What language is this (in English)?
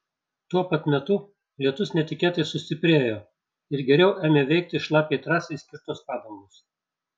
Lithuanian